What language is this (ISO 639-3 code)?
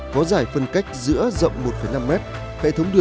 vie